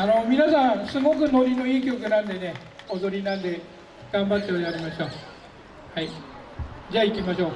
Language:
Japanese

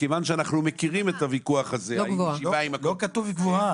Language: Hebrew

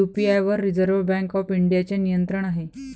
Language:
Marathi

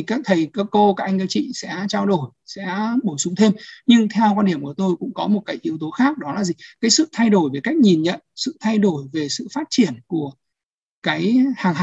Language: Vietnamese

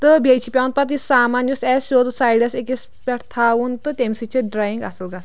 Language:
Kashmiri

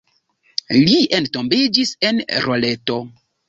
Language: Esperanto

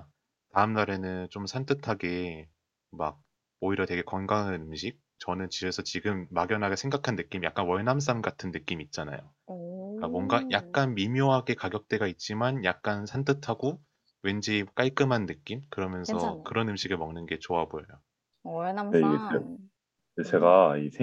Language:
Korean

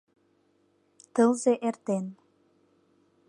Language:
Mari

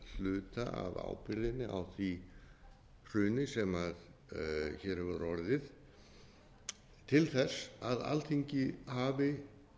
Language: Icelandic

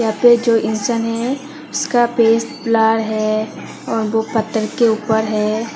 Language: Hindi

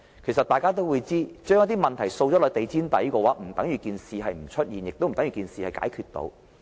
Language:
Cantonese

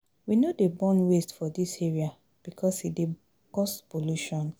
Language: Nigerian Pidgin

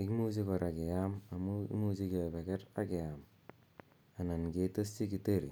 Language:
Kalenjin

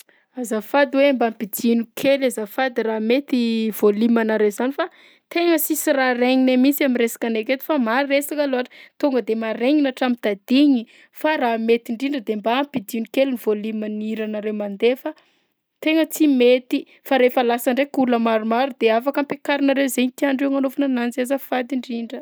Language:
Southern Betsimisaraka Malagasy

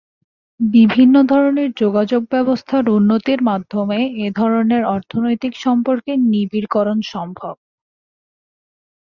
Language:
Bangla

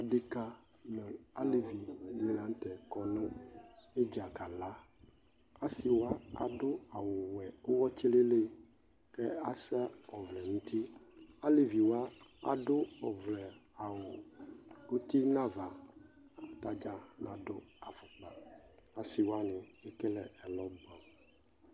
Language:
Ikposo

